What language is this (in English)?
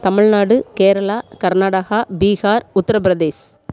Tamil